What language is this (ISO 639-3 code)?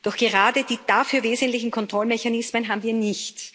deu